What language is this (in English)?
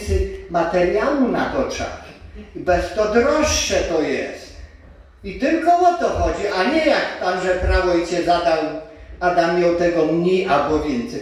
Polish